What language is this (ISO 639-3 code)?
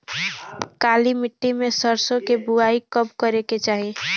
bho